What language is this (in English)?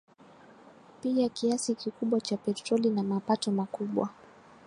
Swahili